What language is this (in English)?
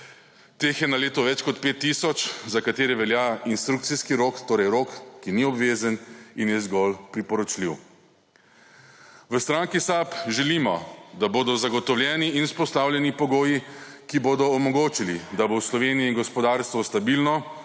Slovenian